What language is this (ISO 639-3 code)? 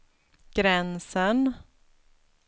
swe